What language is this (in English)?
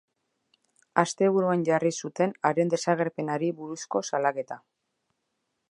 Basque